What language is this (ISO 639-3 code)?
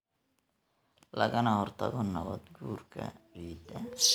som